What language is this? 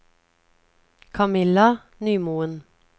Norwegian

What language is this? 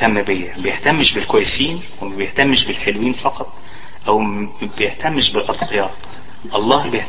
Arabic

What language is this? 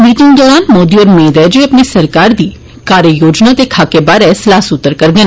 Dogri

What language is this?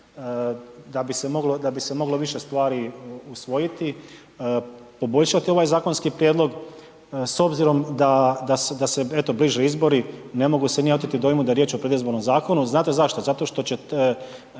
Croatian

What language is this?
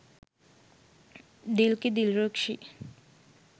Sinhala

